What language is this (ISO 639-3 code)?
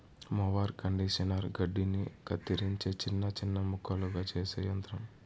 tel